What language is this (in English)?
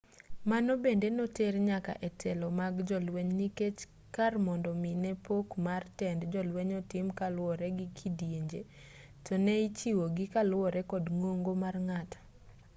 Luo (Kenya and Tanzania)